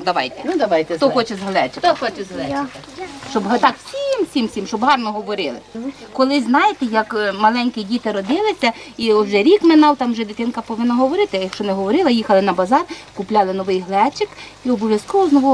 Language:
Ukrainian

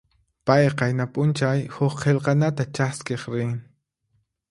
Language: Puno Quechua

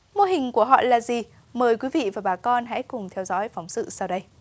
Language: Vietnamese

